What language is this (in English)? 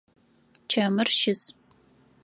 Adyghe